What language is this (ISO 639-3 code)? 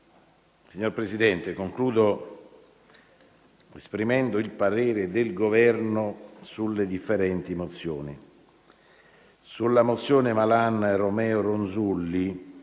ita